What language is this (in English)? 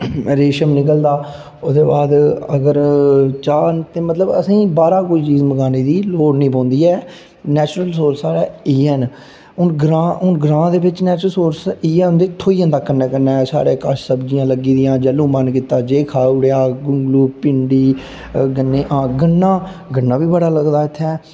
Dogri